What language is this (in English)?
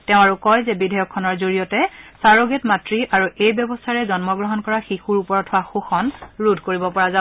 Assamese